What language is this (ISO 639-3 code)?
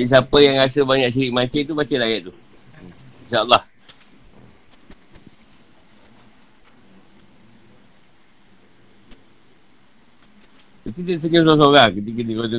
msa